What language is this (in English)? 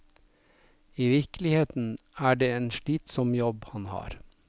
Norwegian